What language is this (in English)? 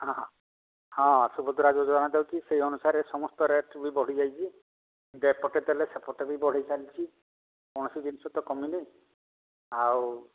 Odia